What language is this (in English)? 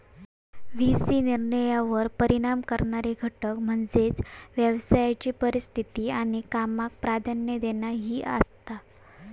Marathi